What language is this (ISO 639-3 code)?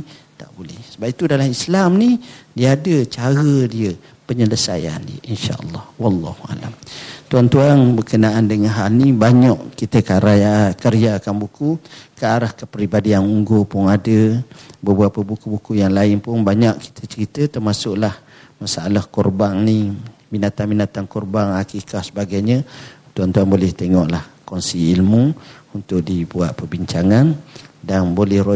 msa